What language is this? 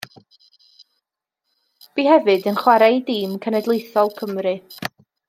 Welsh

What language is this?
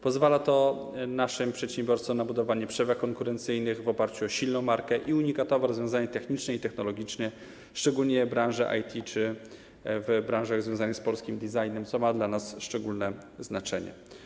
Polish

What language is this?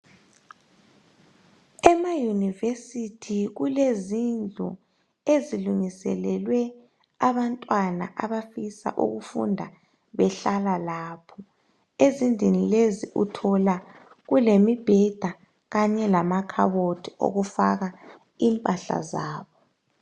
North Ndebele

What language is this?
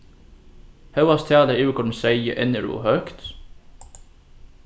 Faroese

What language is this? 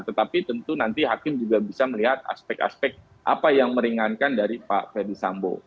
Indonesian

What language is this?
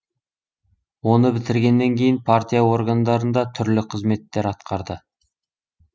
Kazakh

